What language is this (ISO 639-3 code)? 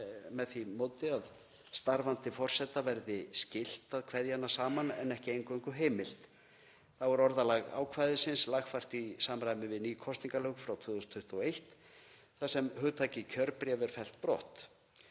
isl